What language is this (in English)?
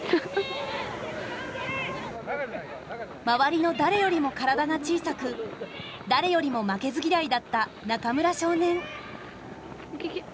Japanese